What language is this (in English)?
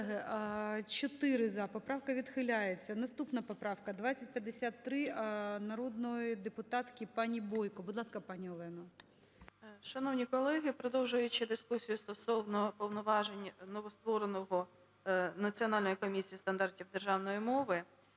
Ukrainian